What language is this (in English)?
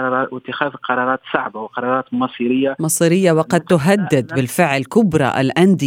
Arabic